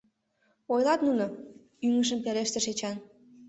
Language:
Mari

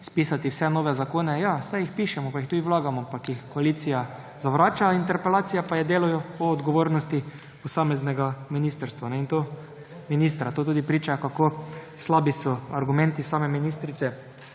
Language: Slovenian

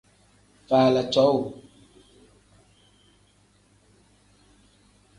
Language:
Tem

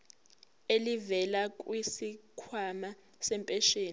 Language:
Zulu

